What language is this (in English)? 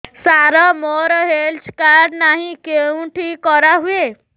Odia